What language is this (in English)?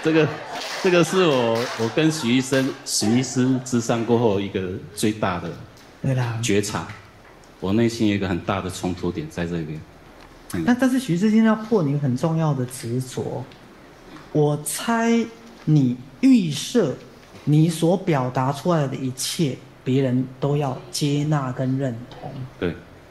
Chinese